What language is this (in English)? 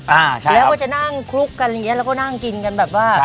Thai